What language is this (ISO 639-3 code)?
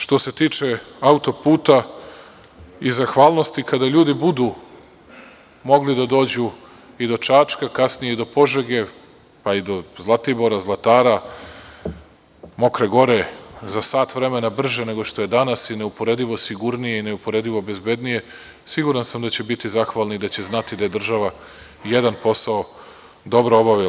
srp